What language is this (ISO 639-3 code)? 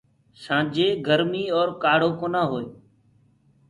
ggg